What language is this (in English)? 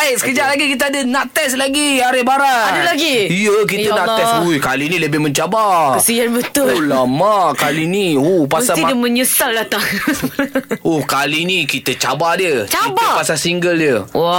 Malay